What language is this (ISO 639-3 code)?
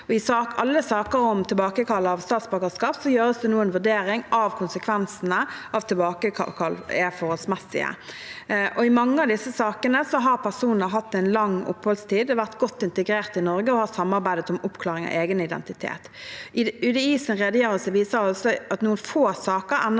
nor